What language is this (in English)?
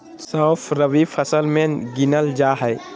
Magahi